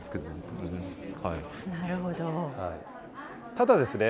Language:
Japanese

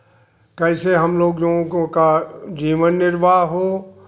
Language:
Hindi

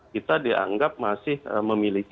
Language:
Indonesian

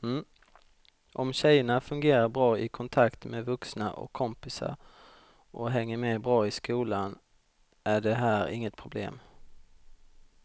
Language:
Swedish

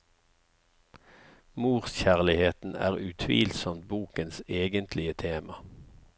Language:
Norwegian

